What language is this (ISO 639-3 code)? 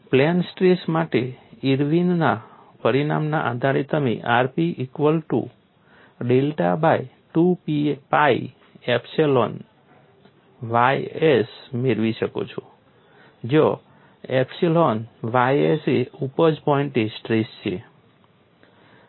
guj